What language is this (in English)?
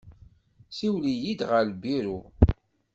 Kabyle